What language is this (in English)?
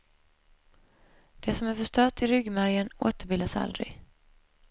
Swedish